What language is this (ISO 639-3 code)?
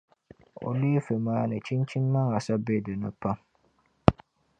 dag